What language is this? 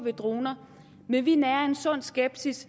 Danish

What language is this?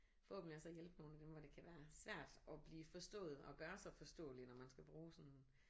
Danish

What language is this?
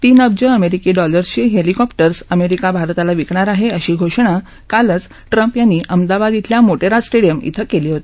Marathi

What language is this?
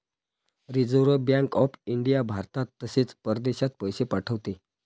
Marathi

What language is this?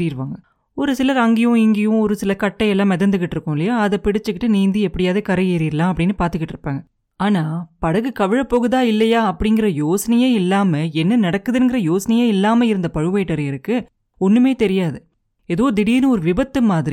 Tamil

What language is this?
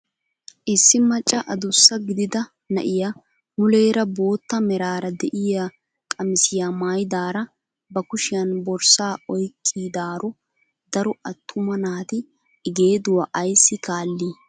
Wolaytta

